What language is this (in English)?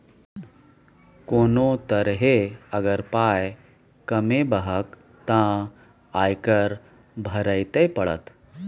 Maithili